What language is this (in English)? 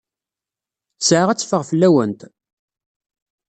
Kabyle